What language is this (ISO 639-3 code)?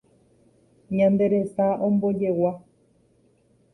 grn